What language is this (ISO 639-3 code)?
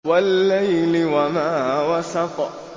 ara